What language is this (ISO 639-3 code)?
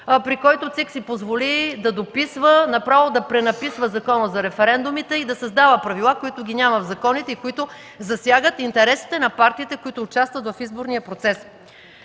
bul